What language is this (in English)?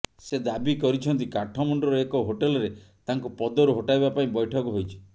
Odia